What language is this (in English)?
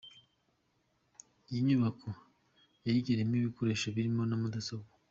Kinyarwanda